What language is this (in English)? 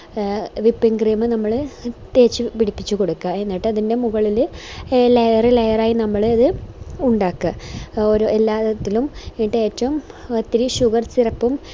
Malayalam